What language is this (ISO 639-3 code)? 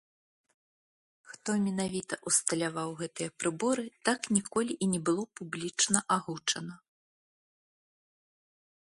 bel